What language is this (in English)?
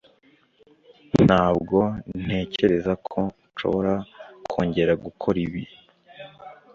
Kinyarwanda